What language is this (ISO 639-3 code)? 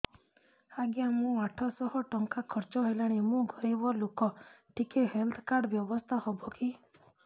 ori